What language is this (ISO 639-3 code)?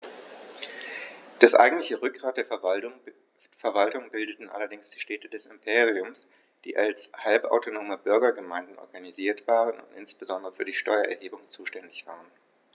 deu